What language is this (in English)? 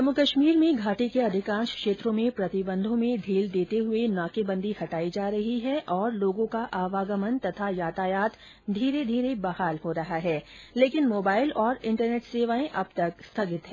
Hindi